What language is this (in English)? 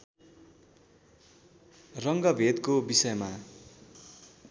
Nepali